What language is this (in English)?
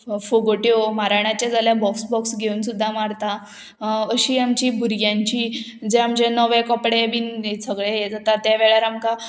Konkani